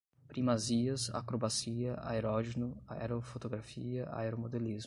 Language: Portuguese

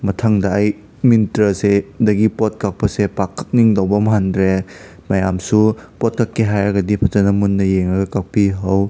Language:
Manipuri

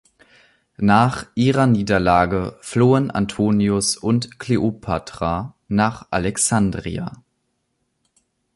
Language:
German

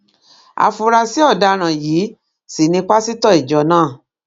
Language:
Yoruba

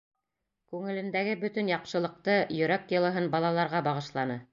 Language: Bashkir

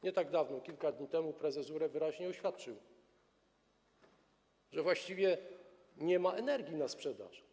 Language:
Polish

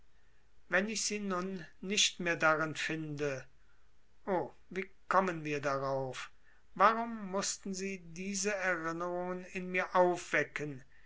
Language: German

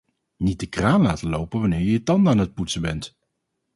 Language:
Dutch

